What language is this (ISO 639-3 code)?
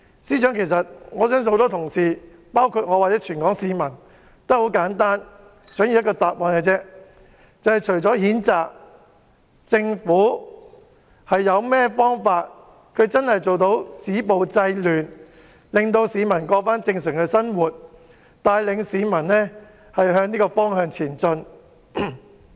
yue